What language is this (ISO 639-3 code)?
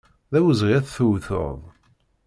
kab